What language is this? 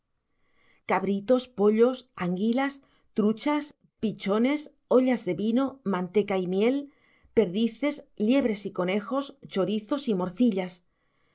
Spanish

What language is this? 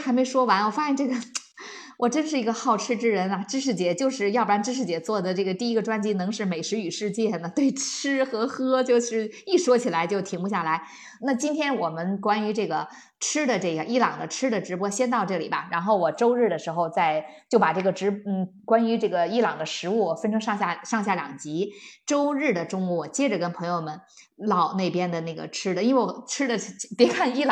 Chinese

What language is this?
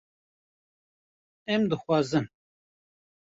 Kurdish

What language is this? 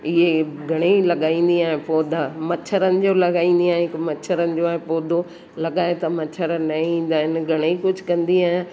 Sindhi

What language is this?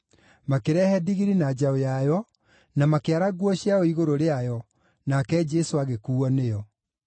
Kikuyu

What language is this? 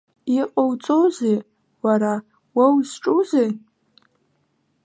Abkhazian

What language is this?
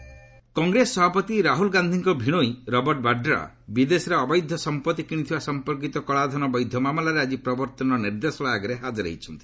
Odia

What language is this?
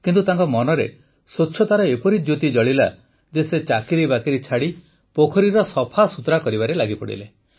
Odia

